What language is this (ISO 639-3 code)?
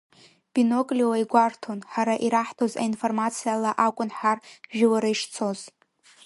abk